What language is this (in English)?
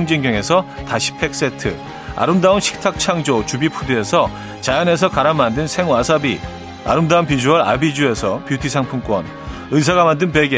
Korean